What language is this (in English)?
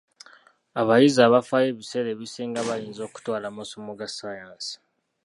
Ganda